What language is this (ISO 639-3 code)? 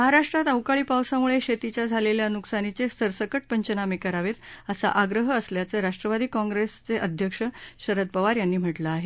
mar